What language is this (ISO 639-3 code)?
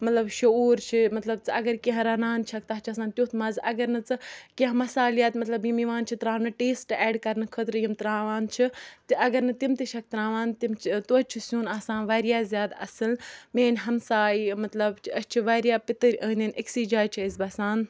kas